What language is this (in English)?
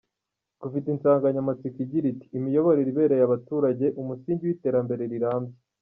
Kinyarwanda